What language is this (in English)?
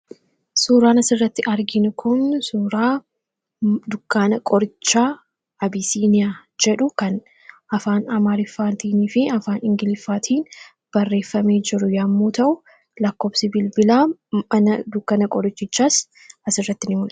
Oromo